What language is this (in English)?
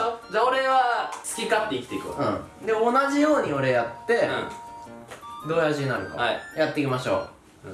Japanese